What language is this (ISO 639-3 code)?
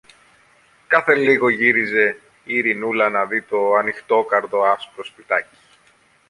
ell